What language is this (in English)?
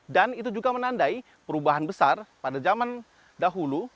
Indonesian